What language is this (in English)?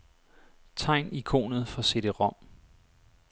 Danish